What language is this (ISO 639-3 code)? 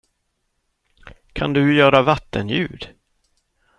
swe